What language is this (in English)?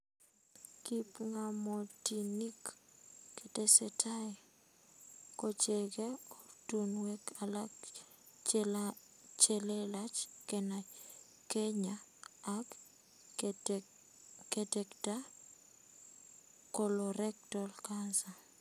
Kalenjin